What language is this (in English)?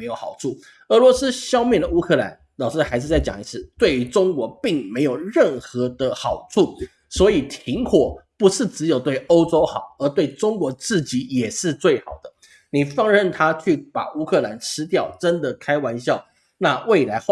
Chinese